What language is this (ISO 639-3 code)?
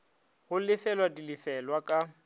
nso